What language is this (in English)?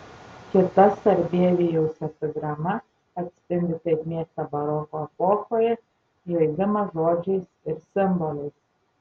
Lithuanian